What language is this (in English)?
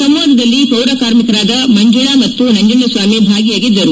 Kannada